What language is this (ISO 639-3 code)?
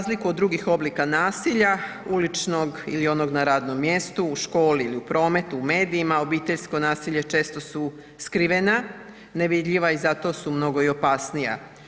hrv